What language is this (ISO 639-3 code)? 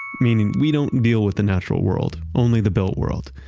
eng